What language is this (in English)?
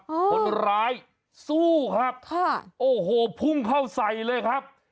Thai